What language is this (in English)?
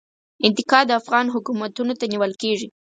Pashto